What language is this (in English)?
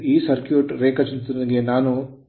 Kannada